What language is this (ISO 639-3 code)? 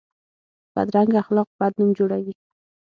pus